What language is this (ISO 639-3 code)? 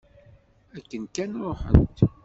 kab